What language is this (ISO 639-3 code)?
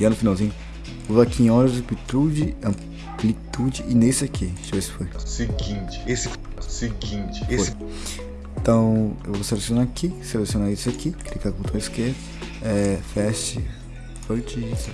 por